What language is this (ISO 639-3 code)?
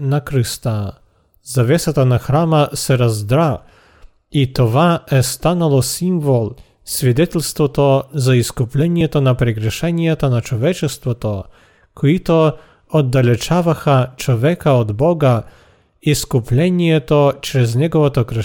bul